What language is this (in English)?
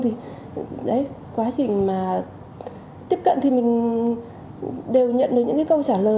Vietnamese